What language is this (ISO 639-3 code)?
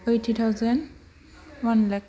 brx